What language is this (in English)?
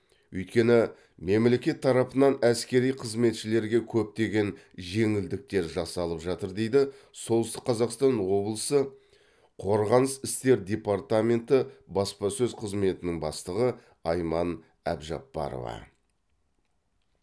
Kazakh